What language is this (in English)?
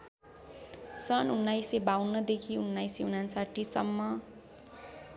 Nepali